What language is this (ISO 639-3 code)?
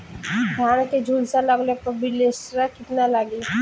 bho